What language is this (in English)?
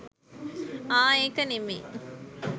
Sinhala